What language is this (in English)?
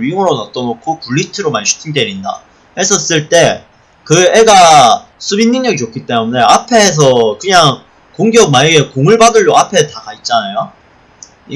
Korean